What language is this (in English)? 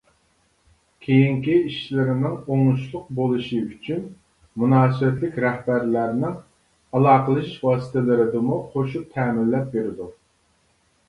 Uyghur